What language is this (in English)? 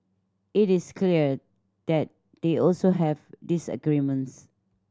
English